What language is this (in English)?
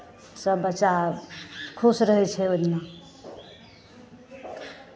Maithili